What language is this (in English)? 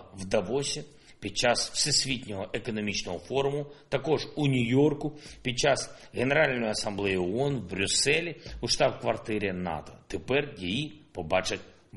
Ukrainian